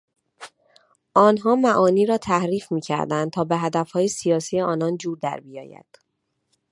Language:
Persian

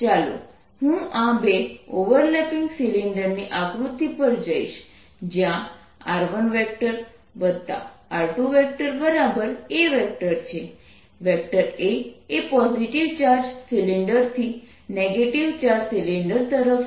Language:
Gujarati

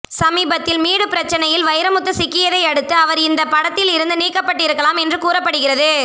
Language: Tamil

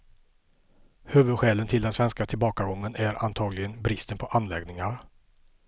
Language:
Swedish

